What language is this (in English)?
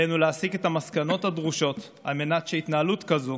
Hebrew